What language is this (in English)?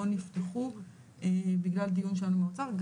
Hebrew